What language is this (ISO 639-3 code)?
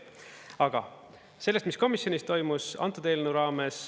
est